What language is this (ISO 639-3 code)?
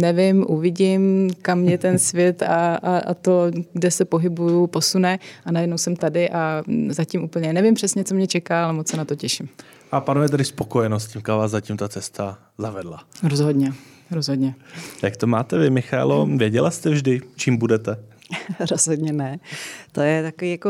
ces